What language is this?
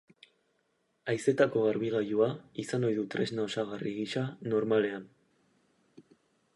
Basque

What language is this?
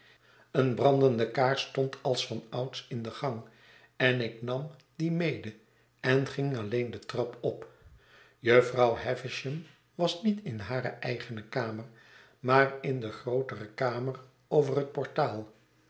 Dutch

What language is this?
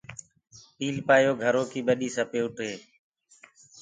Gurgula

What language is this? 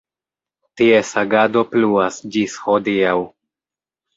Esperanto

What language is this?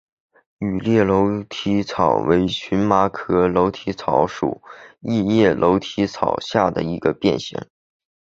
Chinese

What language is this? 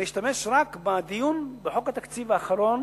Hebrew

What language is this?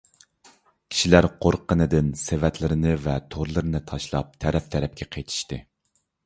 Uyghur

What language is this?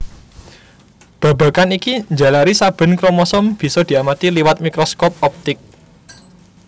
Javanese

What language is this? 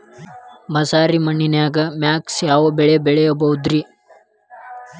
Kannada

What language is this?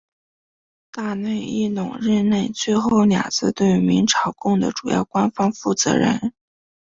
Chinese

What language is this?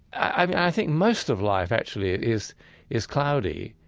English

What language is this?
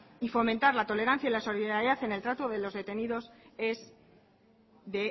Spanish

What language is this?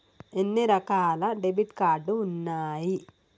Telugu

